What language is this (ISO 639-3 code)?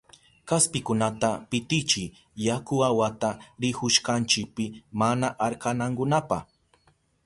qup